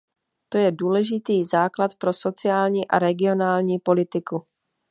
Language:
Czech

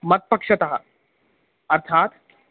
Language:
Sanskrit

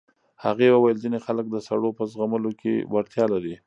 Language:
Pashto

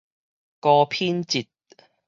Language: Min Nan Chinese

